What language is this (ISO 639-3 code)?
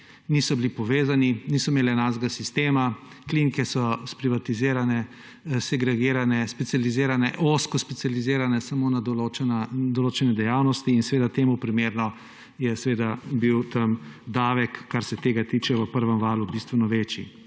slv